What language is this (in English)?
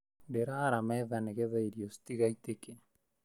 Kikuyu